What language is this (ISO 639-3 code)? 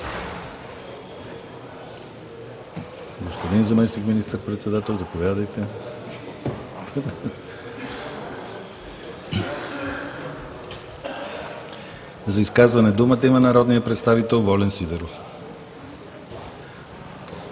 bul